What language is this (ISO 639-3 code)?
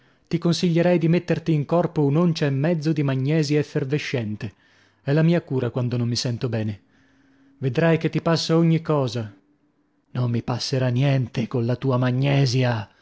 ita